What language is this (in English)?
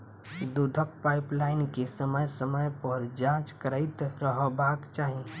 Maithili